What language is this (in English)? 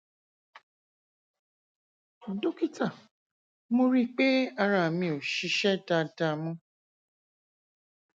Yoruba